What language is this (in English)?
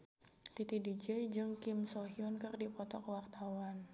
Sundanese